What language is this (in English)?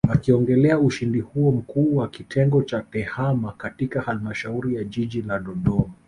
Swahili